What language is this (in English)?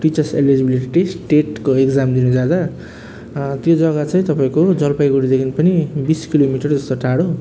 Nepali